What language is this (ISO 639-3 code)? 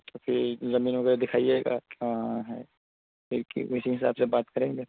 urd